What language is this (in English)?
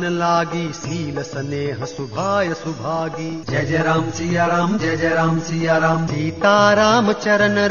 Hindi